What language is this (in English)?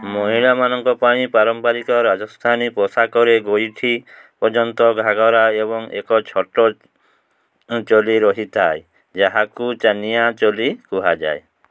Odia